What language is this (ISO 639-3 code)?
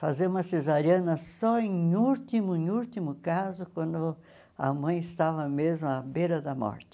por